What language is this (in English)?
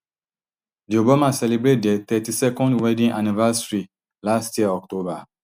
Nigerian Pidgin